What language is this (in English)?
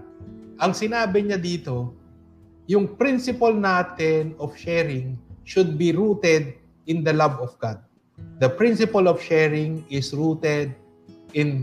Filipino